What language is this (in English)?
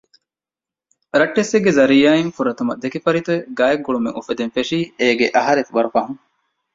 Divehi